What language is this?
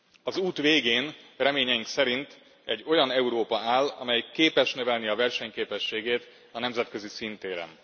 Hungarian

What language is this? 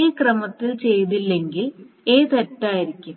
Malayalam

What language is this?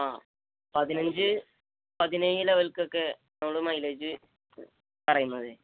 Malayalam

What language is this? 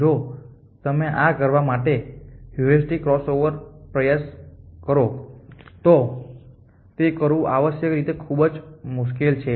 Gujarati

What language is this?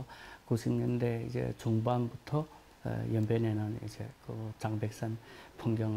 Korean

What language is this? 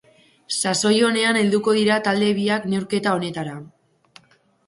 Basque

